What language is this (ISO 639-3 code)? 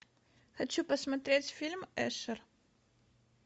rus